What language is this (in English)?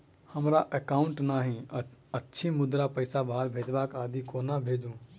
Maithili